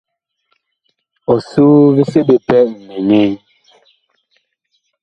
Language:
Bakoko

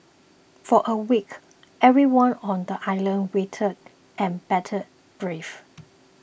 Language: English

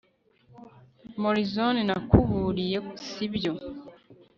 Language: Kinyarwanda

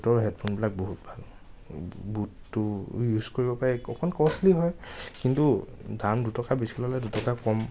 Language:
Assamese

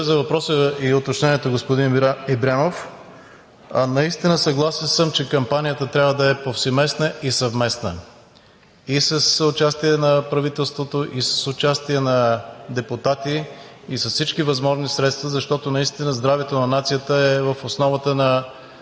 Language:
Bulgarian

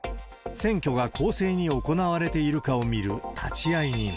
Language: Japanese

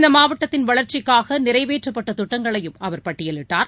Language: Tamil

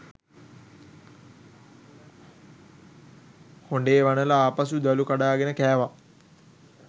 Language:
Sinhala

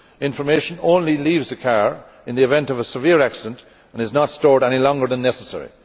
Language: English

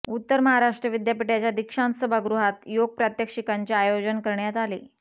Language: Marathi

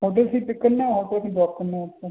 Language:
Urdu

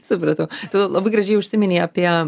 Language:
Lithuanian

